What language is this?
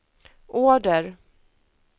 Swedish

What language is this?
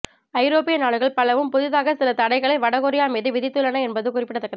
Tamil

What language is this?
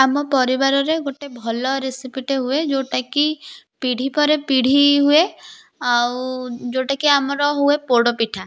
Odia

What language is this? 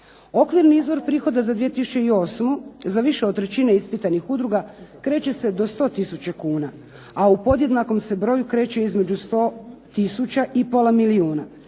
Croatian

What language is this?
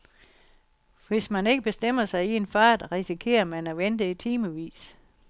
Danish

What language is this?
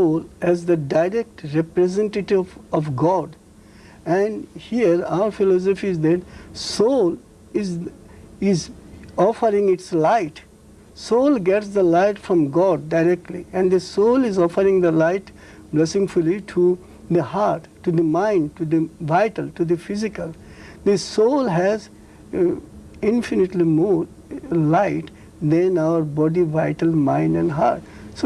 English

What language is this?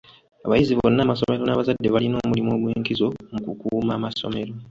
Ganda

